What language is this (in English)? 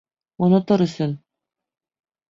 Bashkir